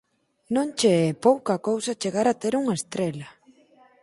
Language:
Galician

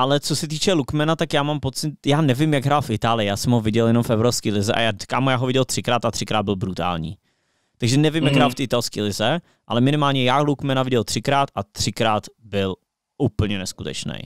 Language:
Czech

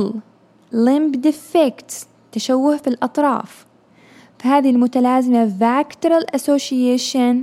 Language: Arabic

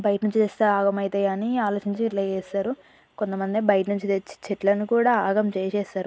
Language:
Telugu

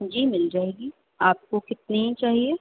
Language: Urdu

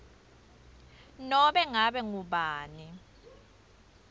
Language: Swati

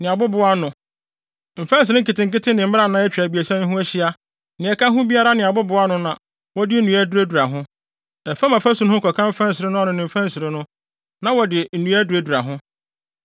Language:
Akan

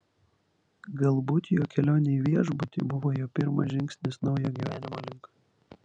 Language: Lithuanian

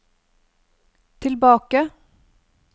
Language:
Norwegian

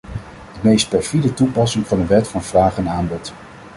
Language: Dutch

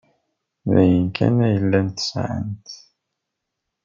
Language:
Kabyle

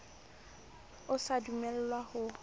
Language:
Southern Sotho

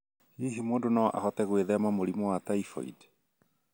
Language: Kikuyu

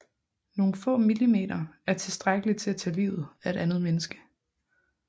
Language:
Danish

